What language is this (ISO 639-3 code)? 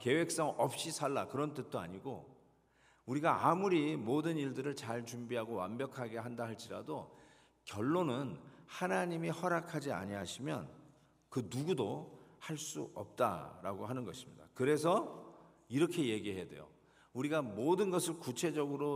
kor